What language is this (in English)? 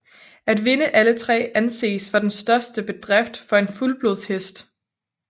Danish